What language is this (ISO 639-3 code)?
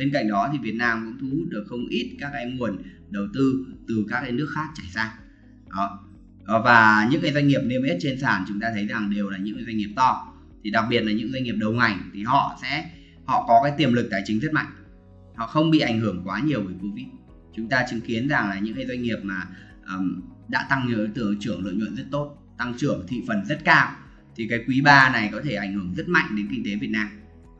vie